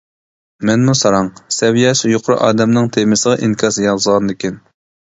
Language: Uyghur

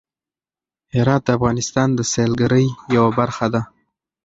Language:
Pashto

